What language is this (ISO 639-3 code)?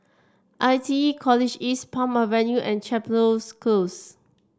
eng